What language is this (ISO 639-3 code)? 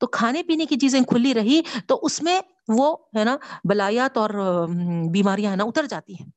urd